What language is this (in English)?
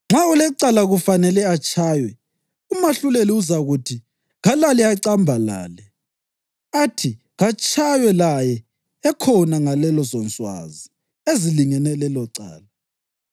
North Ndebele